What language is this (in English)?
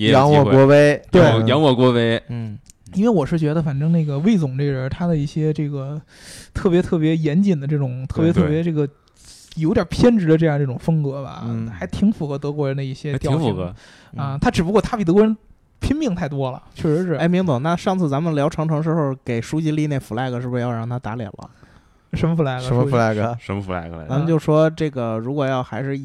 Chinese